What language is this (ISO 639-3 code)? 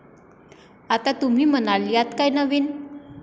mar